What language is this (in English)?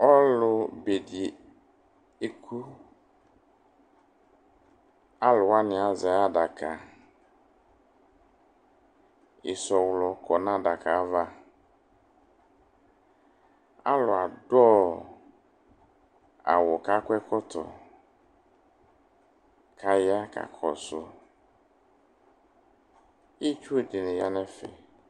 Ikposo